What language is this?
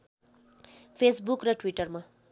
Nepali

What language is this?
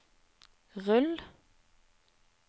Norwegian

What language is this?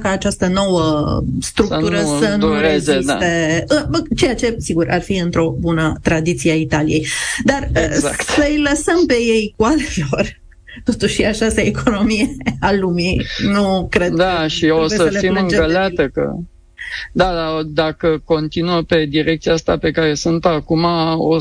Romanian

